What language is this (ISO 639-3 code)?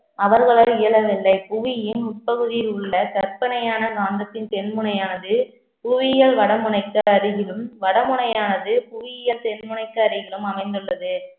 tam